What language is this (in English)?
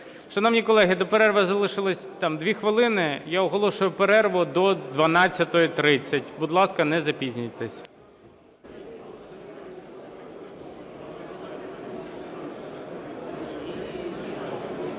Ukrainian